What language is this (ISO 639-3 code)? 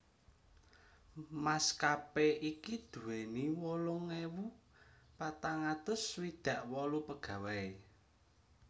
jav